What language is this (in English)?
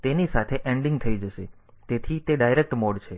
Gujarati